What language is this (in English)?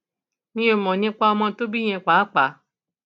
Yoruba